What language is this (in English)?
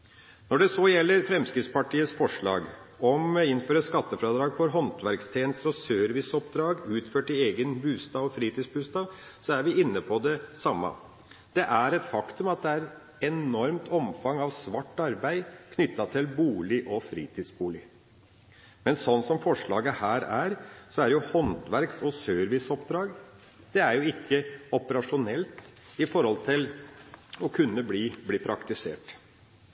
Norwegian Bokmål